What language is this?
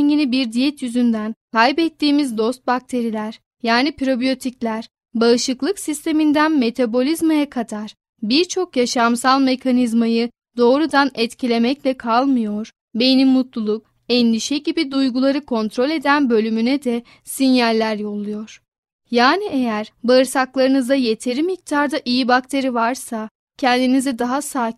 Turkish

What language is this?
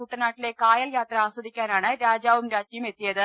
Malayalam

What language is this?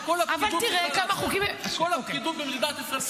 Hebrew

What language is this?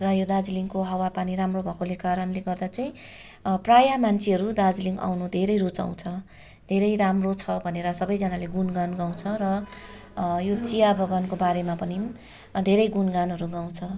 Nepali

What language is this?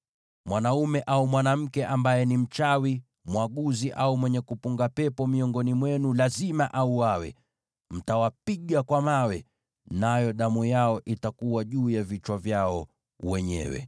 Swahili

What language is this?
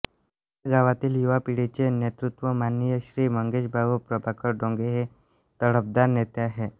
Marathi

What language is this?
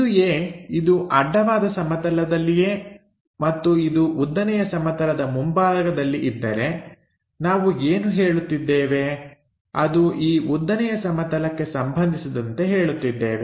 Kannada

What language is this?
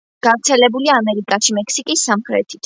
Georgian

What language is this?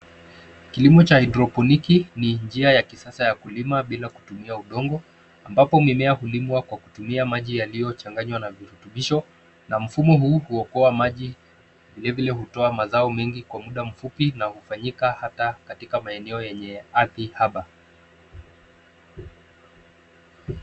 Swahili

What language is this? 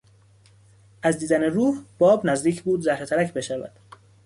Persian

